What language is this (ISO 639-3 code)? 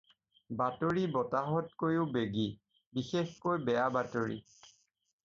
asm